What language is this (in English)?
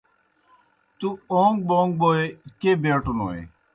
Kohistani Shina